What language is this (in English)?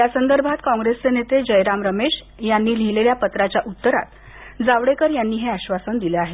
Marathi